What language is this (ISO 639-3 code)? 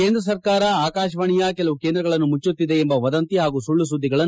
kan